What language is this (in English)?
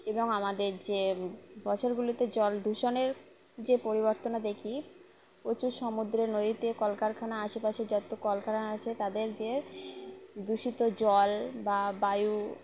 Bangla